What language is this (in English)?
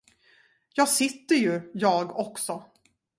Swedish